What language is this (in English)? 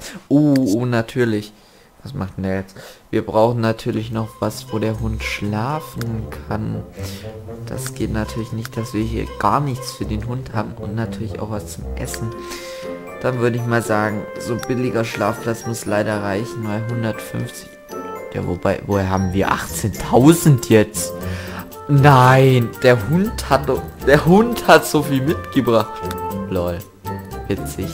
German